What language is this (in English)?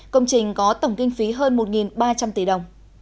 Vietnamese